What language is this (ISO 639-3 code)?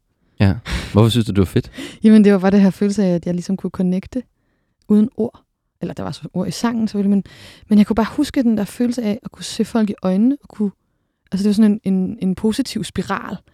dan